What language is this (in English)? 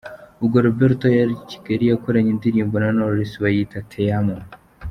Kinyarwanda